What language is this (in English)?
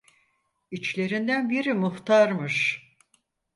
Turkish